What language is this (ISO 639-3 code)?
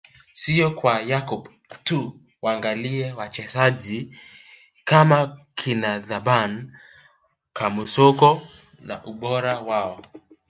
swa